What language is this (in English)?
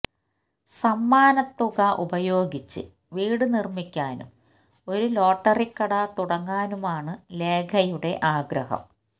Malayalam